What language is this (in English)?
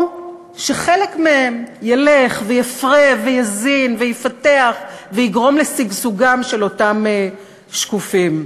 Hebrew